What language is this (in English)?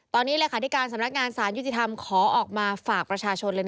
Thai